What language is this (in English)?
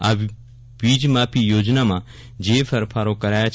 Gujarati